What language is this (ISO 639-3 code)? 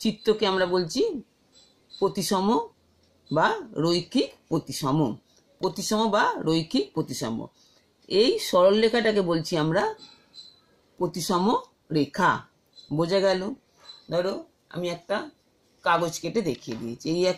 hin